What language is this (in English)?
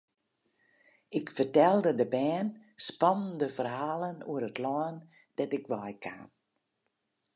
Western Frisian